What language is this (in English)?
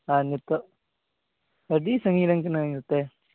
Santali